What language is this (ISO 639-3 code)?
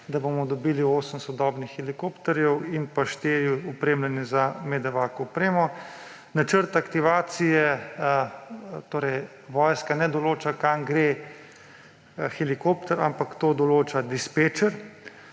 slv